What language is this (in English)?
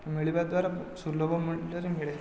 Odia